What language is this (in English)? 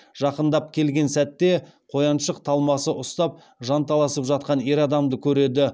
Kazakh